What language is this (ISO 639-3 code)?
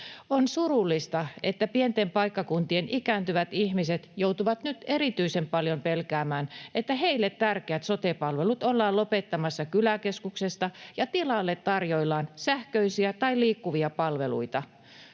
fin